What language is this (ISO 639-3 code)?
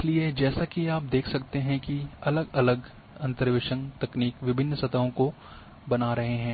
hin